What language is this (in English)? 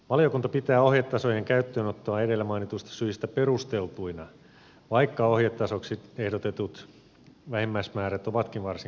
Finnish